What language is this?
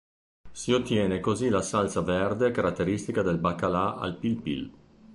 Italian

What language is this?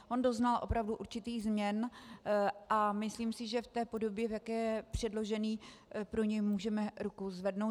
Czech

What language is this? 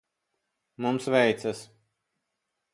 Latvian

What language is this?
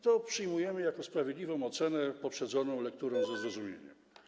Polish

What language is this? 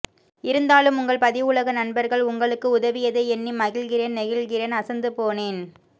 Tamil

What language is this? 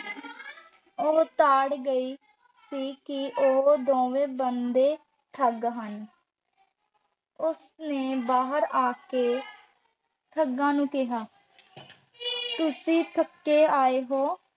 Punjabi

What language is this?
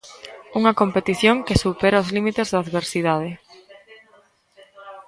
Galician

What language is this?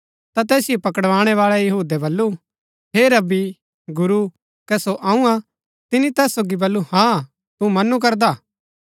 Gaddi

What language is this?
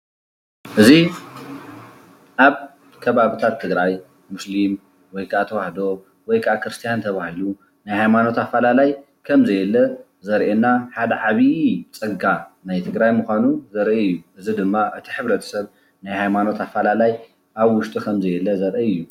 Tigrinya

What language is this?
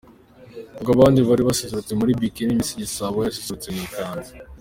Kinyarwanda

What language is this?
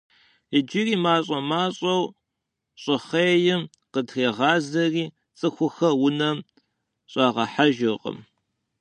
Kabardian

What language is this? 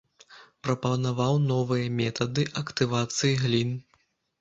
Belarusian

